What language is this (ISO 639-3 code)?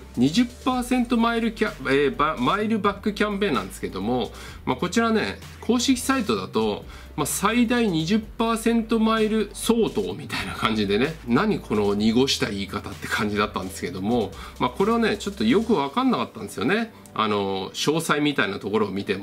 jpn